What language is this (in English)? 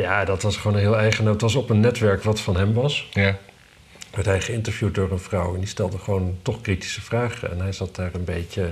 Dutch